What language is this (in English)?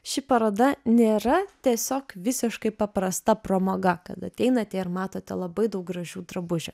Lithuanian